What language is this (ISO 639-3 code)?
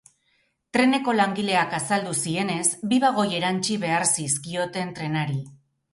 eus